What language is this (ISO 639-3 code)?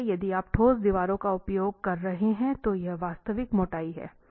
hin